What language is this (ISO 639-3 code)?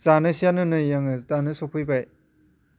brx